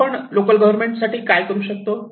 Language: Marathi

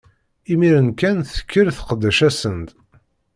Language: Kabyle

